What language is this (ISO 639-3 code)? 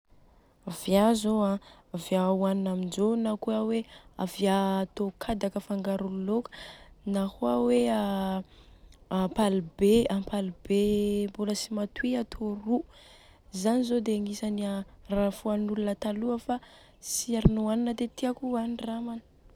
bzc